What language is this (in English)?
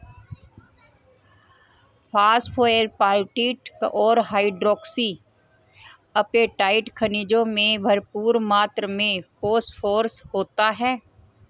Hindi